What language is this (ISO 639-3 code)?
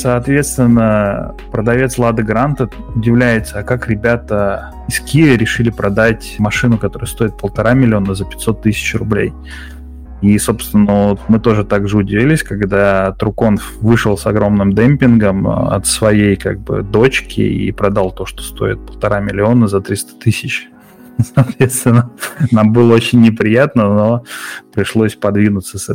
rus